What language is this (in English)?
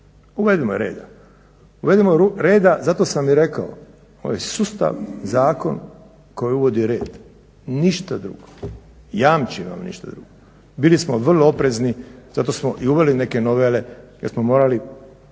Croatian